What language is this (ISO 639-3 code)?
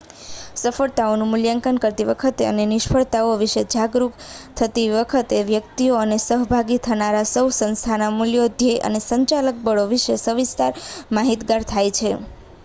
guj